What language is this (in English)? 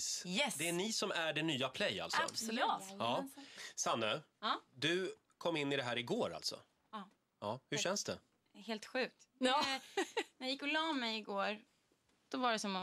Swedish